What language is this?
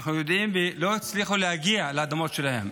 Hebrew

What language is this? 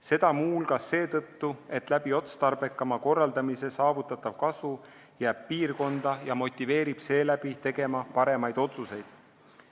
Estonian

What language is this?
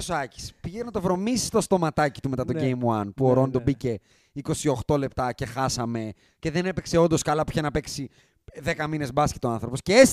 Greek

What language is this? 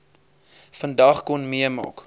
Afrikaans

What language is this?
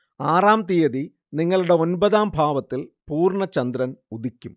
Malayalam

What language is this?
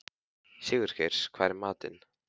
Icelandic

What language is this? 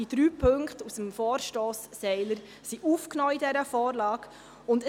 Swiss German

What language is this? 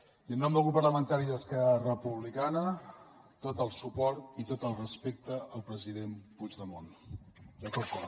Catalan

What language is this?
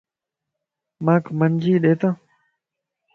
Lasi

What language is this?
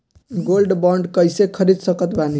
Bhojpuri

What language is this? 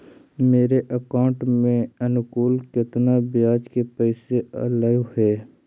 Magahi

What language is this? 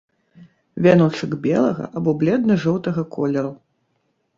Belarusian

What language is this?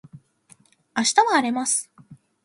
Japanese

